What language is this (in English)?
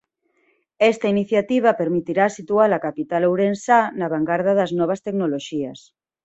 Galician